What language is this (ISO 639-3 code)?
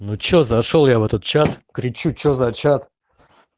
rus